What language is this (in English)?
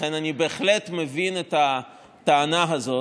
Hebrew